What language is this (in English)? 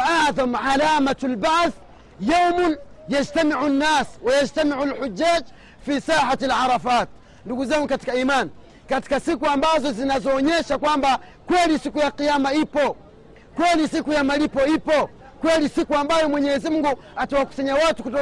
Swahili